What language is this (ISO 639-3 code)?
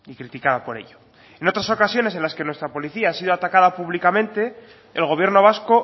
spa